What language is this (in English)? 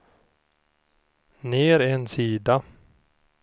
Swedish